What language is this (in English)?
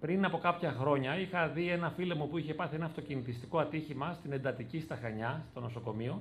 Greek